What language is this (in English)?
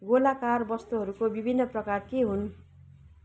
Nepali